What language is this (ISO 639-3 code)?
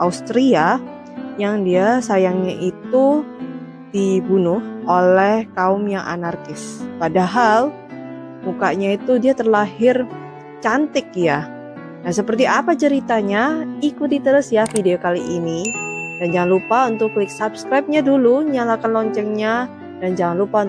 ind